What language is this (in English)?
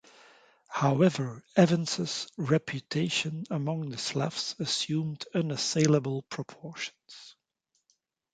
English